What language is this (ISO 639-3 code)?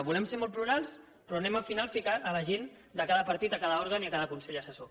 cat